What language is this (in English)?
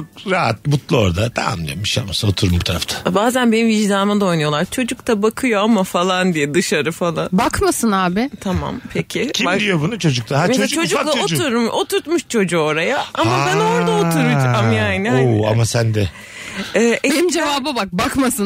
Turkish